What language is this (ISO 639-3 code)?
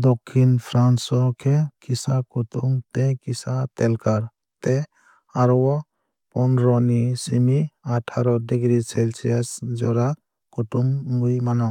trp